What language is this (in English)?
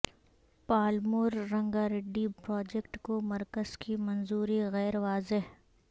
Urdu